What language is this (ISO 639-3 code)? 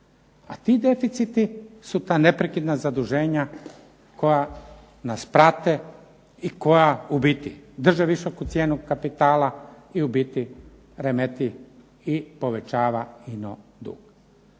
hrv